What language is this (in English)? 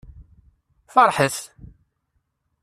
Kabyle